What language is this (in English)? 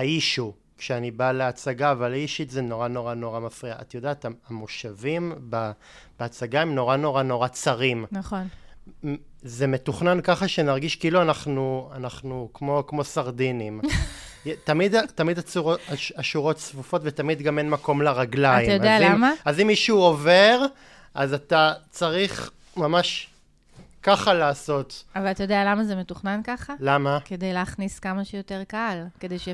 Hebrew